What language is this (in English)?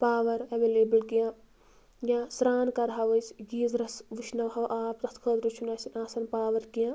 Kashmiri